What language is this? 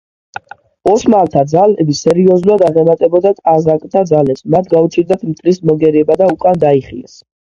Georgian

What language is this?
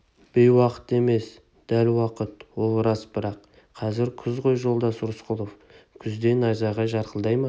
Kazakh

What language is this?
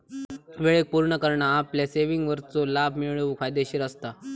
Marathi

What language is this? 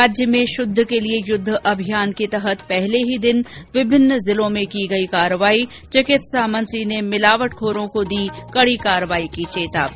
Hindi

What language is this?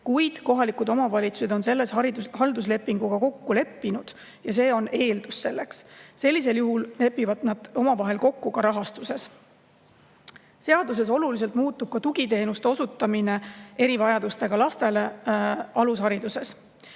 Estonian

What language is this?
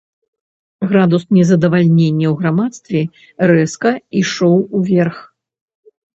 Belarusian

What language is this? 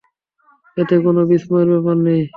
Bangla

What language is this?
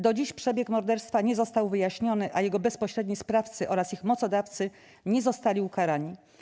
Polish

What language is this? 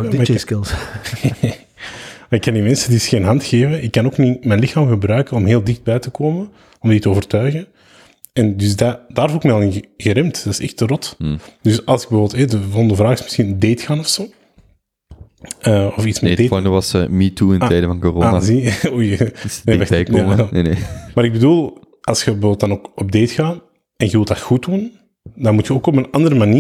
Dutch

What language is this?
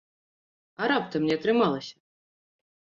Belarusian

